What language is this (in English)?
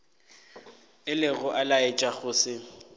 Northern Sotho